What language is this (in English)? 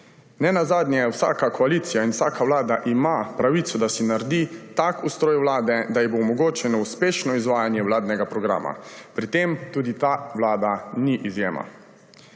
Slovenian